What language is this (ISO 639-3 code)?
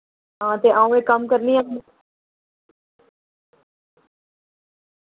doi